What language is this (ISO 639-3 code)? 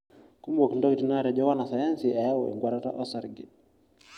mas